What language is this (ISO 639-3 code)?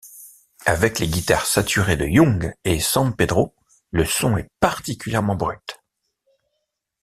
fra